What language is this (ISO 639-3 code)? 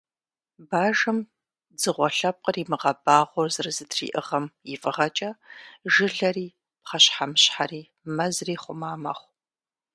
kbd